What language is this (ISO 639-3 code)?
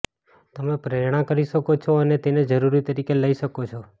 guj